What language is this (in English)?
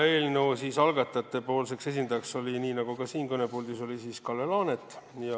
Estonian